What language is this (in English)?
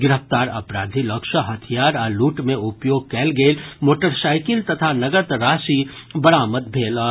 Maithili